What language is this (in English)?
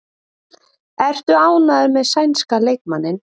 Icelandic